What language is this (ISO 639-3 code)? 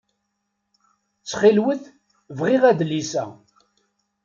kab